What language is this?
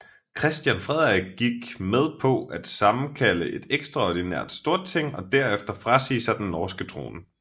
Danish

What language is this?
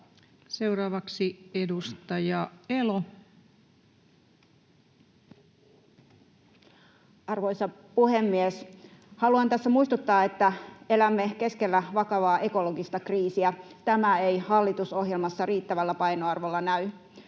Finnish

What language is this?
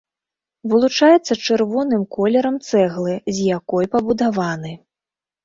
Belarusian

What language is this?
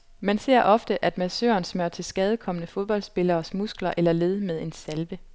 Danish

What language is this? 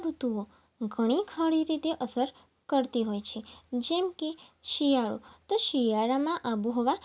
Gujarati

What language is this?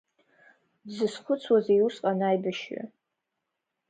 Abkhazian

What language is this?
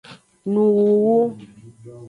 Aja (Benin)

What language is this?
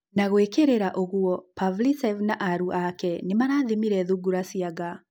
Kikuyu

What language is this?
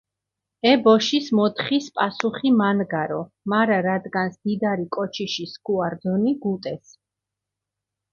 Mingrelian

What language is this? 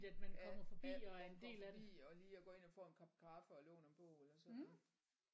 Danish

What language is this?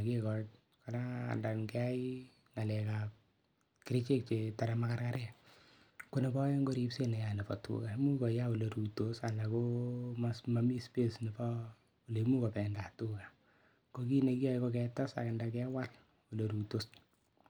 Kalenjin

